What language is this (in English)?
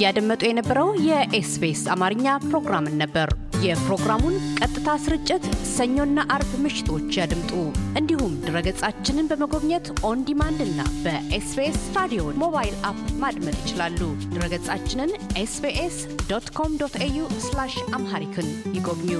Amharic